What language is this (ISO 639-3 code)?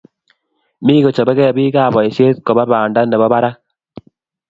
kln